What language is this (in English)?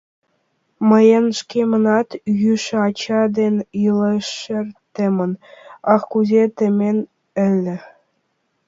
Mari